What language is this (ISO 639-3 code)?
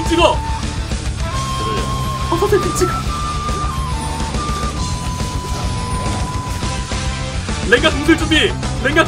kor